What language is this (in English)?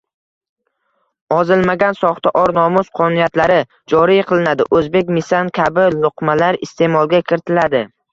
Uzbek